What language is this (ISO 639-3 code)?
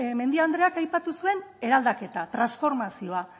eus